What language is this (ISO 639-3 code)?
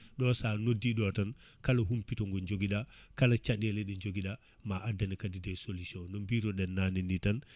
ful